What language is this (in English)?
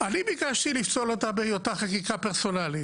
Hebrew